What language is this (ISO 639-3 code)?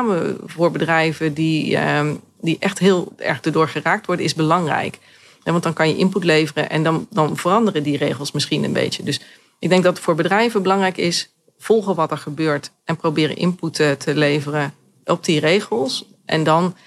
nld